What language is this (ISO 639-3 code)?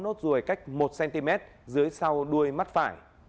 vie